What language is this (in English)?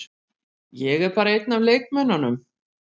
Icelandic